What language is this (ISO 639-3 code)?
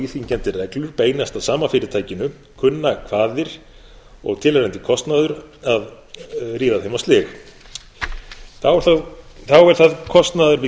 isl